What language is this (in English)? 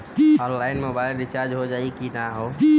Bhojpuri